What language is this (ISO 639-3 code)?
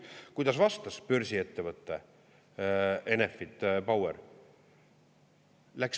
est